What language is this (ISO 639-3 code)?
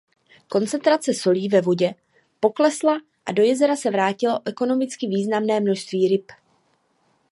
ces